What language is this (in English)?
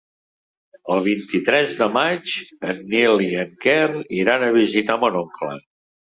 Catalan